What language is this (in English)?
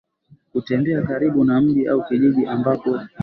Swahili